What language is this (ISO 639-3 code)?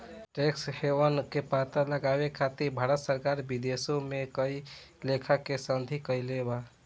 bho